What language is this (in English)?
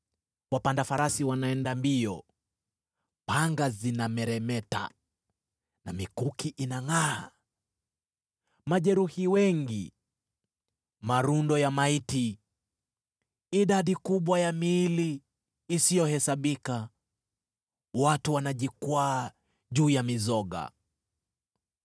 Swahili